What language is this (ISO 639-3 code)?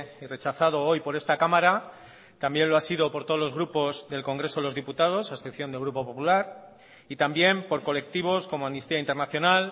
spa